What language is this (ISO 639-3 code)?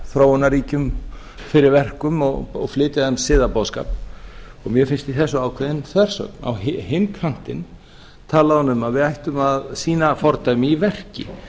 isl